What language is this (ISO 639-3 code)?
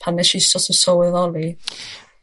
cym